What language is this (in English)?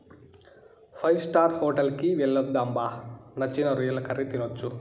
Telugu